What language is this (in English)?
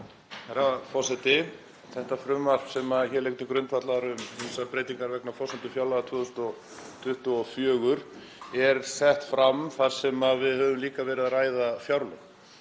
Icelandic